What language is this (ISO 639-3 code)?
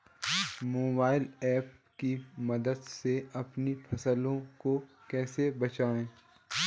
hin